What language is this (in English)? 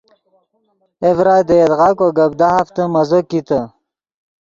Yidgha